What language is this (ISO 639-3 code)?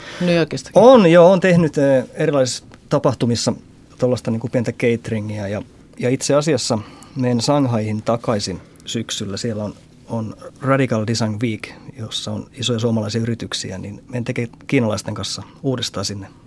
fin